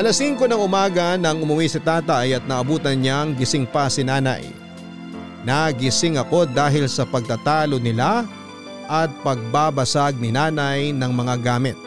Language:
Filipino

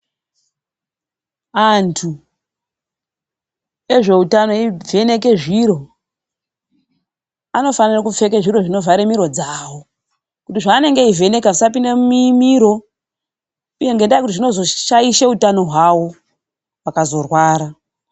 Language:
Ndau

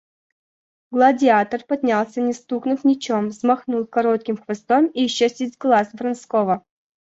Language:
Russian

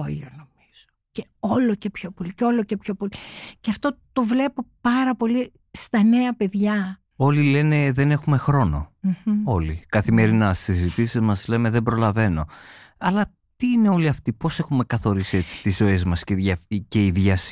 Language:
Greek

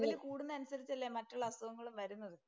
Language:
Malayalam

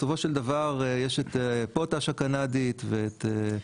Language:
Hebrew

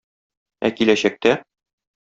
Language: Tatar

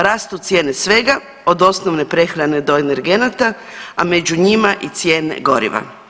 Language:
Croatian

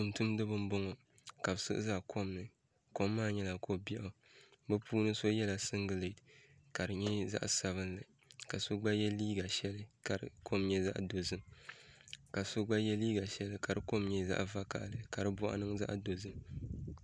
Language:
Dagbani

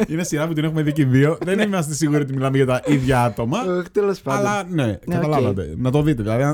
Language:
Greek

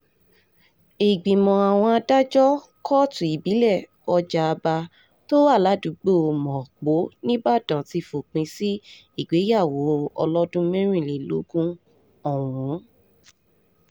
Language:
Yoruba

